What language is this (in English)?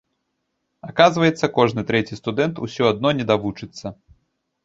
Belarusian